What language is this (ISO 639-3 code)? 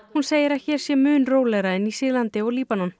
isl